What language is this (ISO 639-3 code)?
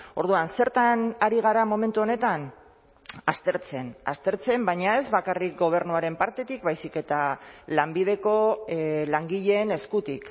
eus